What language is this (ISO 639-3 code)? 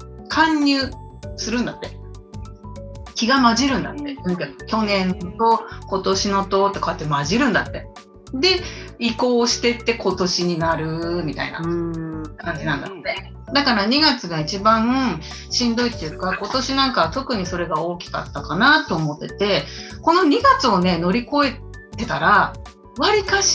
jpn